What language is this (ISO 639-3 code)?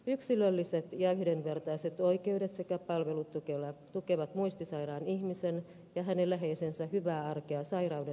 fin